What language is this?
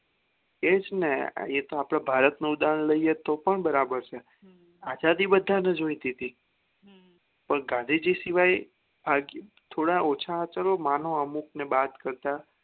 Gujarati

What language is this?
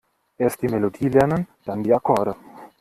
German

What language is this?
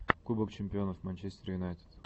Russian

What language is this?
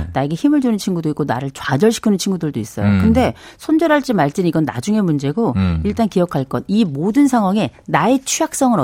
Korean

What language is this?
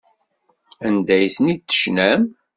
Kabyle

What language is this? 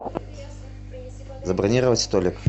Russian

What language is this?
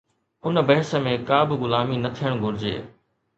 Sindhi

